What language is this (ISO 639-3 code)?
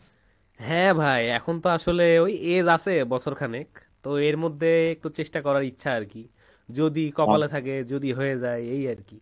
ben